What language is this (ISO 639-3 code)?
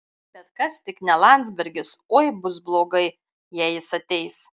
lit